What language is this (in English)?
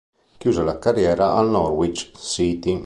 Italian